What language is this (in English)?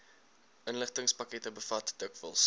Afrikaans